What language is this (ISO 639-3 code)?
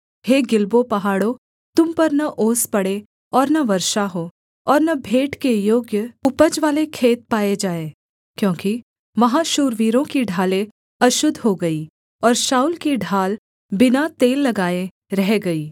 hin